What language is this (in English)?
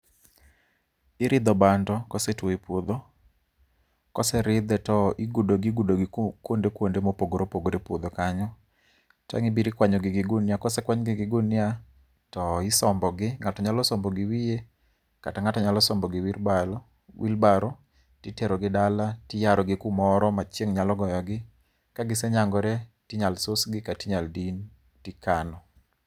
Luo (Kenya and Tanzania)